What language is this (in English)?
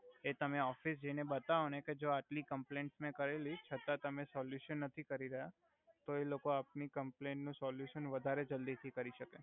Gujarati